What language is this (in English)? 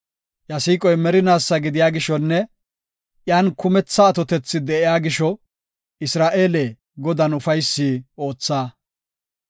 Gofa